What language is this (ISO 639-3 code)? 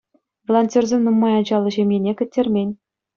chv